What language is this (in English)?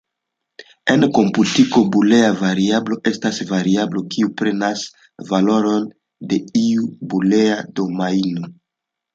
Esperanto